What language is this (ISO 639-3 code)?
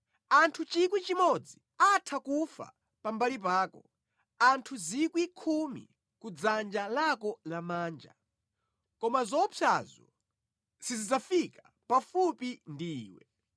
nya